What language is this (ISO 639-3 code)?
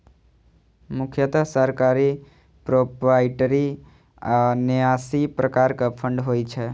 mai